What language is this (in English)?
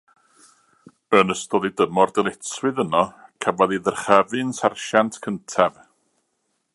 Welsh